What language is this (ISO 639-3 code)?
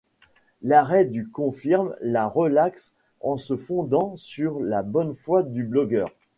fra